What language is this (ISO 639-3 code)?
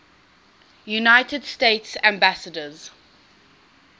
eng